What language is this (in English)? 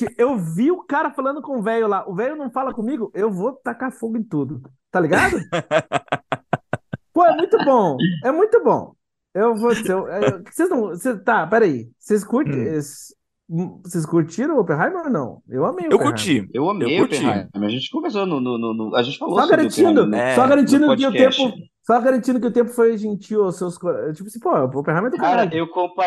Portuguese